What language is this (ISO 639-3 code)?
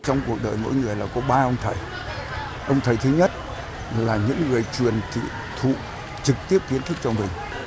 vie